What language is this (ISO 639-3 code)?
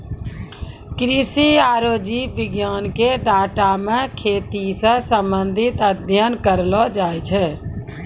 mai